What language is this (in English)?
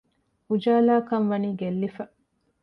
Divehi